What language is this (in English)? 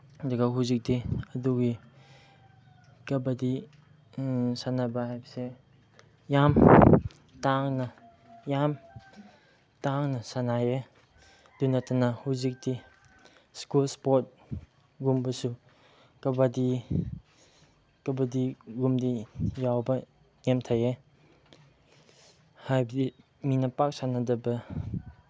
Manipuri